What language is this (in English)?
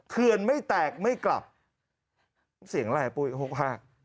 Thai